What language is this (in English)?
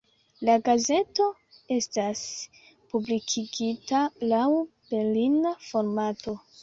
Esperanto